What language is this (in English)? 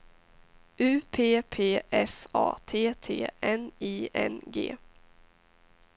Swedish